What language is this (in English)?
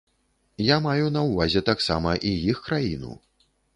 Belarusian